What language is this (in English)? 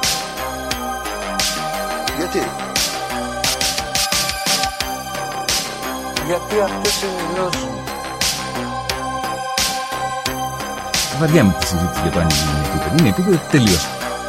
Greek